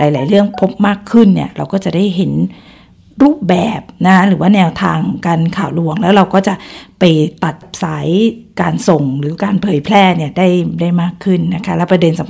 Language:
Thai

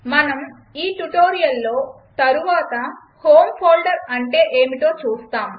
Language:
Telugu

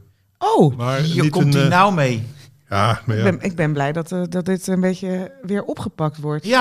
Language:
Dutch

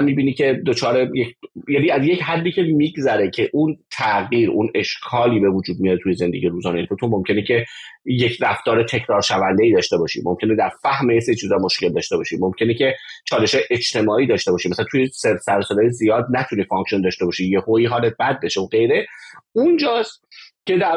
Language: Persian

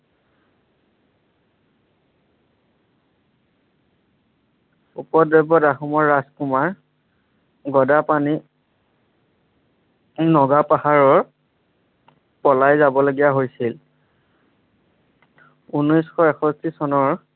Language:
Assamese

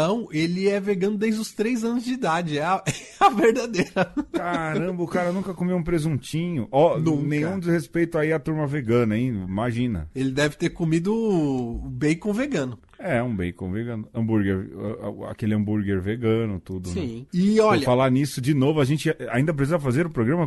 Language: Portuguese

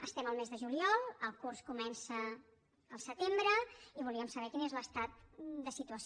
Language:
Catalan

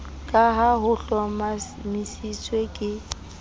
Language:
Southern Sotho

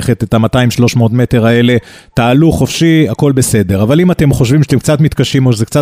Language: Hebrew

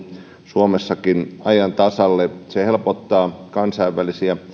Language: Finnish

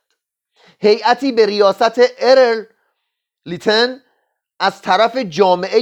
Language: Persian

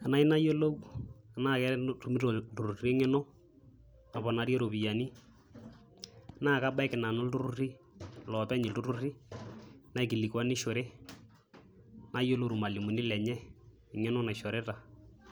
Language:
Masai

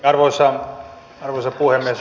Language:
Finnish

